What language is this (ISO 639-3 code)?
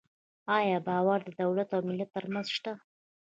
pus